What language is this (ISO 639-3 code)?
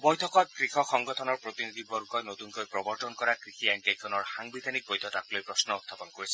asm